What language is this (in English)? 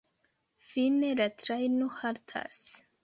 Esperanto